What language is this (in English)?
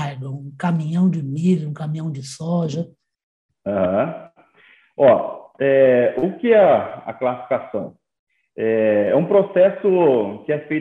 Portuguese